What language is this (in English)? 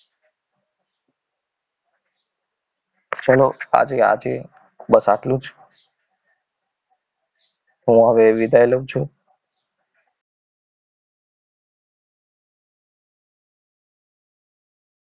Gujarati